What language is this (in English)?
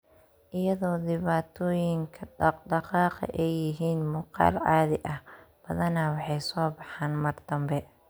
Somali